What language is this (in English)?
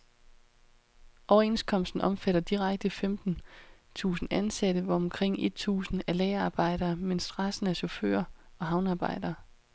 Danish